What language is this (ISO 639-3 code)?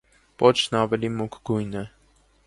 hye